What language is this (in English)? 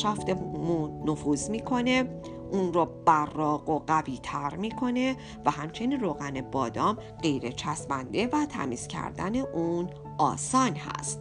Persian